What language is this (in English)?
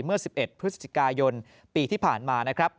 Thai